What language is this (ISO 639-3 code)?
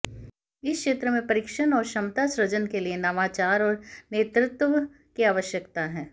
hin